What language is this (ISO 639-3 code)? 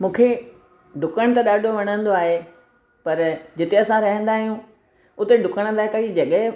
snd